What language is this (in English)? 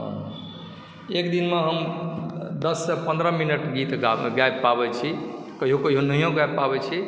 Maithili